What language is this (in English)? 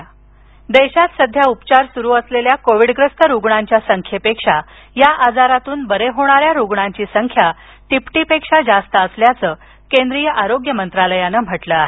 Marathi